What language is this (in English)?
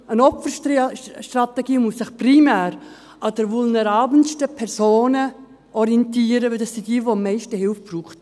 Swiss German